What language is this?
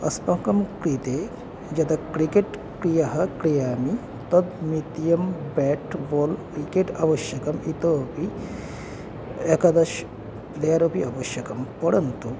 Sanskrit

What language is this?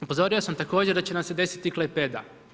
Croatian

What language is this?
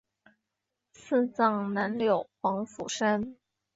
Chinese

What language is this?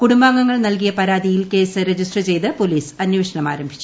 Malayalam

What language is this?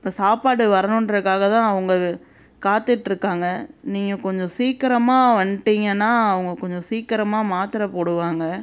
Tamil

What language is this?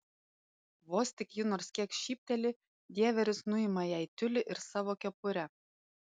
Lithuanian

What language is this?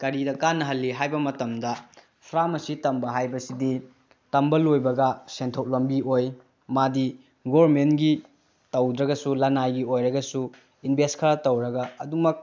Manipuri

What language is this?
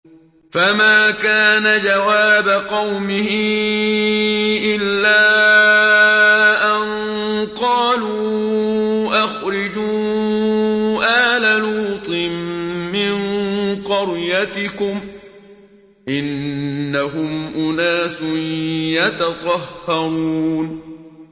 Arabic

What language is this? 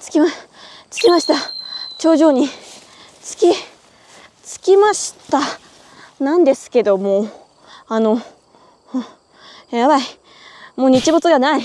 Japanese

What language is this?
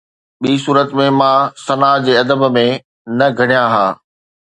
Sindhi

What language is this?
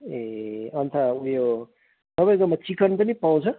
Nepali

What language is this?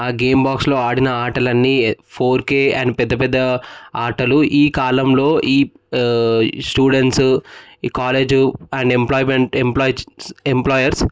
Telugu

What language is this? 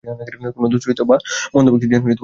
Bangla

